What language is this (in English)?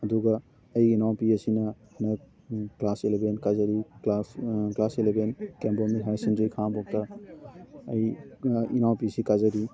Manipuri